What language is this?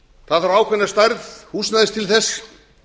Icelandic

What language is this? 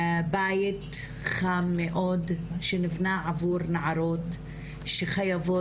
Hebrew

